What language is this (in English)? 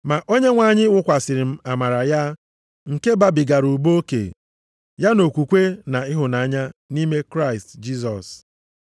Igbo